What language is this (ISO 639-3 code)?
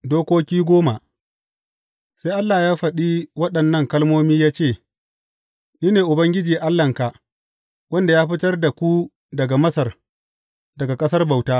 hau